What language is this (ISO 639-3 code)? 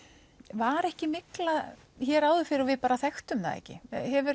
isl